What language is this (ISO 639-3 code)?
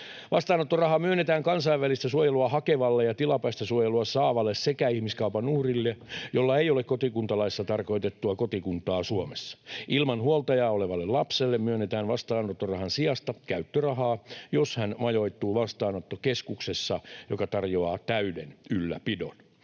fin